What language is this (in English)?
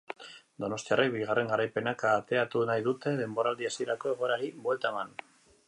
Basque